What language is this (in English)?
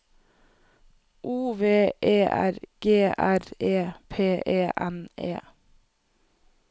Norwegian